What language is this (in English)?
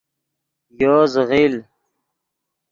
Yidgha